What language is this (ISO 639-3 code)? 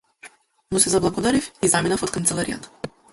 mkd